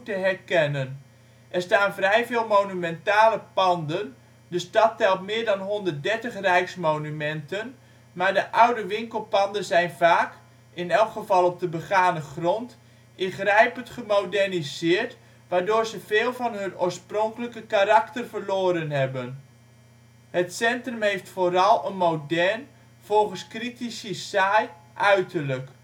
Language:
Dutch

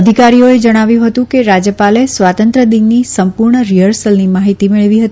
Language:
Gujarati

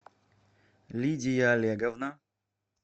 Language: Russian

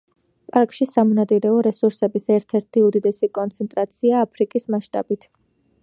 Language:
Georgian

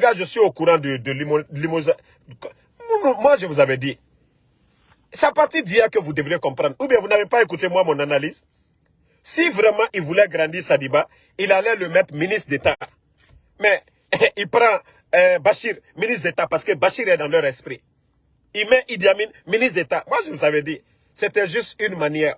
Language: French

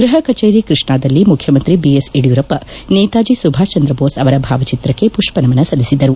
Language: Kannada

